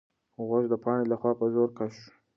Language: Pashto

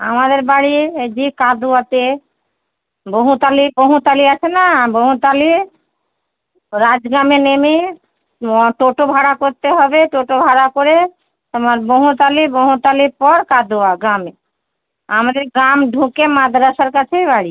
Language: Bangla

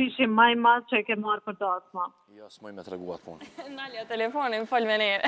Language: Romanian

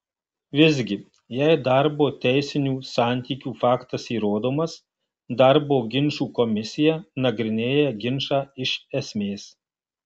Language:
Lithuanian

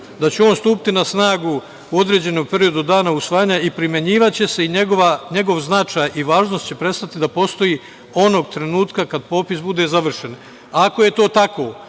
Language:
Serbian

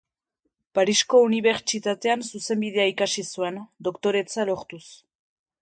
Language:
Basque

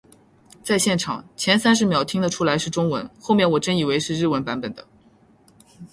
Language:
Chinese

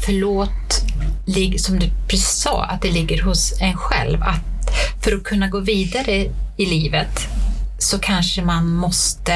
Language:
Swedish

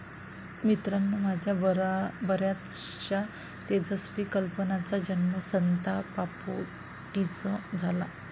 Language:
Marathi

